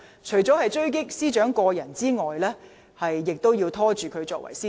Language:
Cantonese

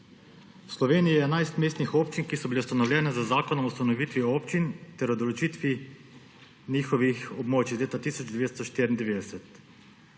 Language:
Slovenian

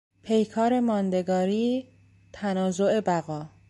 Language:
Persian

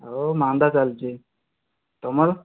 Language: Odia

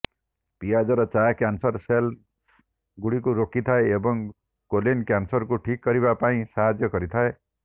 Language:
Odia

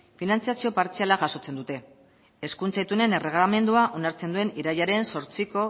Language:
Basque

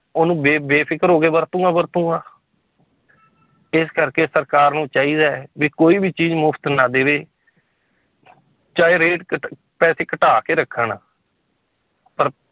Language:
Punjabi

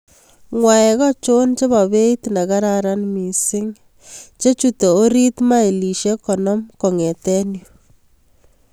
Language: Kalenjin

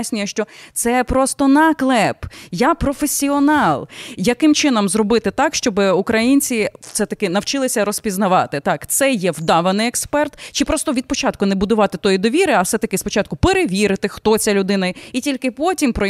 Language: Ukrainian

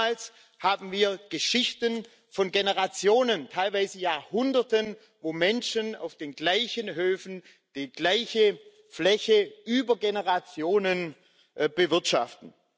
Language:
German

